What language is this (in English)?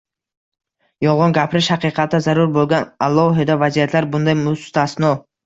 Uzbek